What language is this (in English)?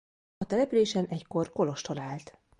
Hungarian